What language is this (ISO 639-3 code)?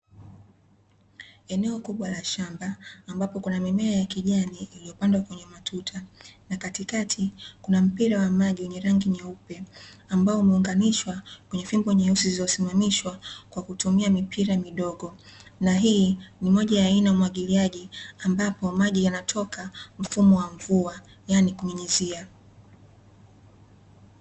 swa